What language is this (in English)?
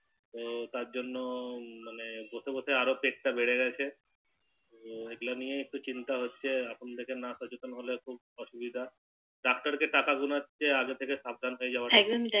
Bangla